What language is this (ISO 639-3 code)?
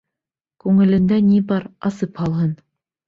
bak